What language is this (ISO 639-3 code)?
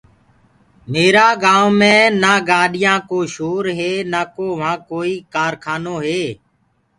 ggg